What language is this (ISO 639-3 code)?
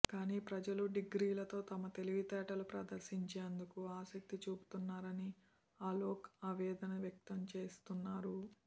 tel